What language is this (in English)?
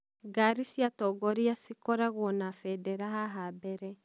Kikuyu